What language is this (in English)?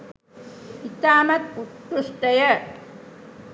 Sinhala